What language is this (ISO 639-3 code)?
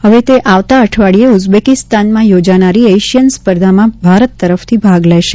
guj